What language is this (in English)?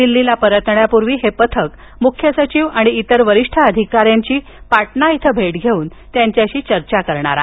Marathi